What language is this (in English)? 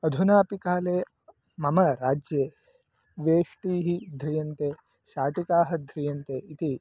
Sanskrit